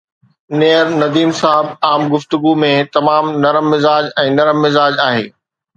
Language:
Sindhi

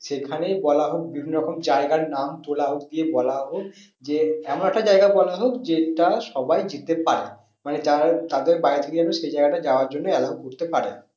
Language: Bangla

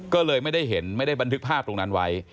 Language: Thai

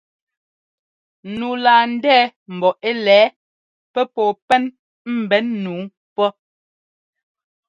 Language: Ngomba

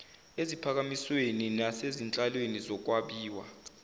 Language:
Zulu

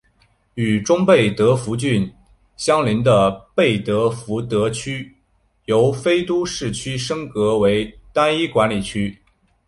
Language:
Chinese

